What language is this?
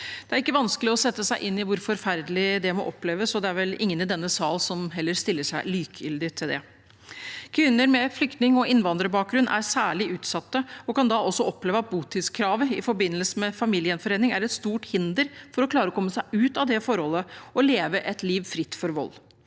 Norwegian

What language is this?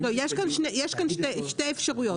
Hebrew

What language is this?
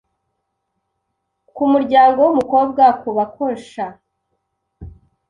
Kinyarwanda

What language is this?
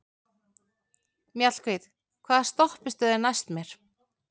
Icelandic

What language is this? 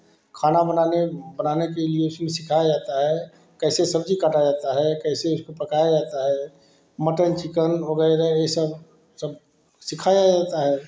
Hindi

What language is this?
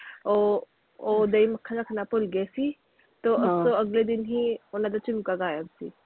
Punjabi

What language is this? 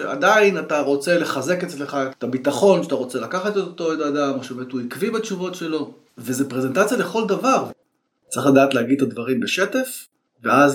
Hebrew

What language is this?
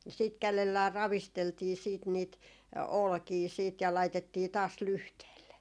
Finnish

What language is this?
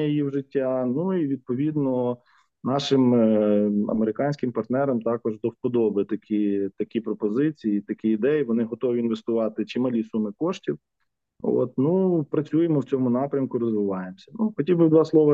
Ukrainian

